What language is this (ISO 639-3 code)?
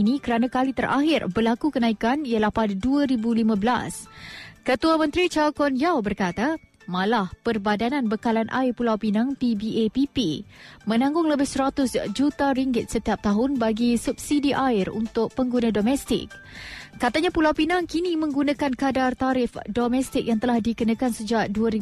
msa